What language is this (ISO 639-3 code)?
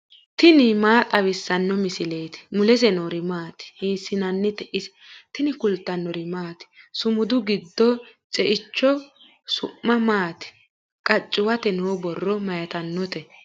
sid